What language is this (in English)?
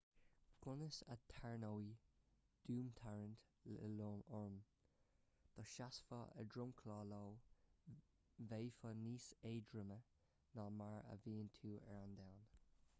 Irish